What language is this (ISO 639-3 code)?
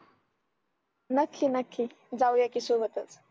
mar